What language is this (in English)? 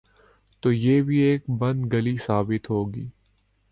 Urdu